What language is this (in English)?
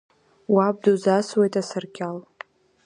Abkhazian